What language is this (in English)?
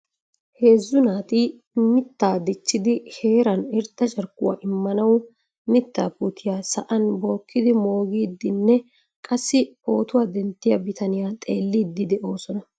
Wolaytta